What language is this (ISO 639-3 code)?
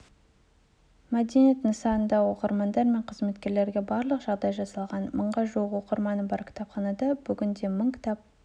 kaz